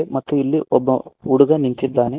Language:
Kannada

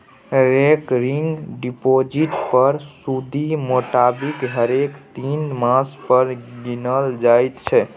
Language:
Maithili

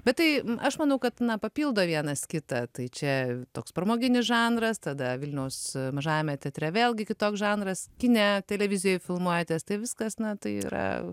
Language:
Lithuanian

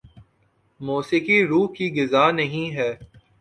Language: Urdu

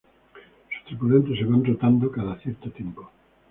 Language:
Spanish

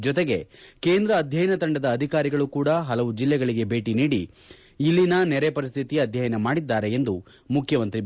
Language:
Kannada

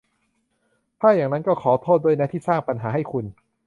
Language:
Thai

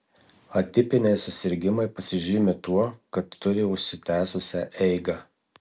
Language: Lithuanian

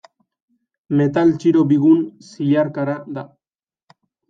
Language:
Basque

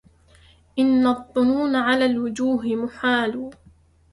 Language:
Arabic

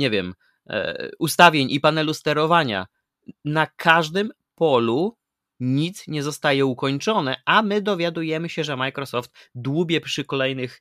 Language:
Polish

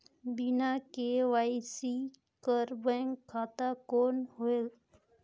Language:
Chhattisgarhi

